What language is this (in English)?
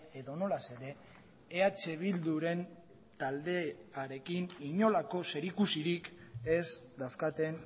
Basque